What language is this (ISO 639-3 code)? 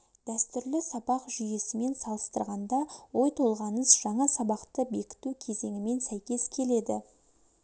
kaz